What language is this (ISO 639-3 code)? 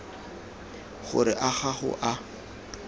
tsn